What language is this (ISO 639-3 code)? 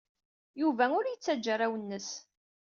kab